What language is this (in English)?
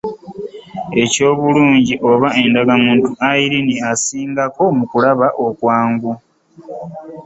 Ganda